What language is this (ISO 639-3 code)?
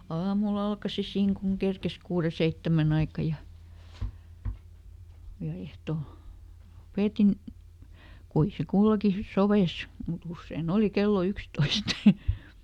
fin